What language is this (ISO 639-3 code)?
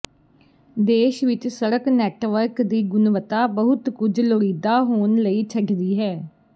pan